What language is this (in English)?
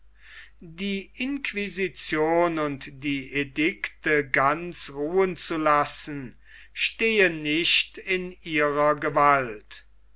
German